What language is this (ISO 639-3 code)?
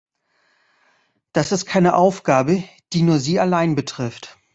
deu